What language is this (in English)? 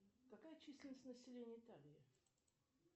Russian